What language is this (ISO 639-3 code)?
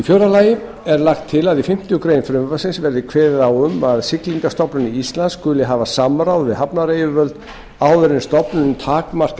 isl